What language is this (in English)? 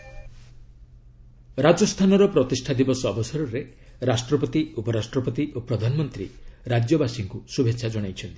Odia